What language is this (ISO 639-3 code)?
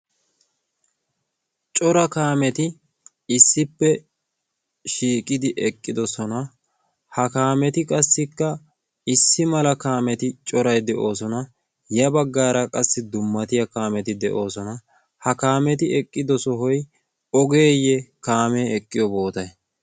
wal